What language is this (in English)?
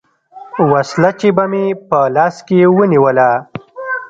Pashto